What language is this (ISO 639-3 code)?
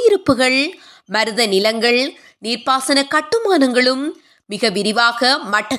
tam